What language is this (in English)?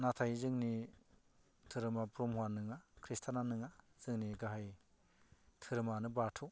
Bodo